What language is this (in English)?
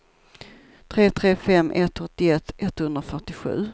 Swedish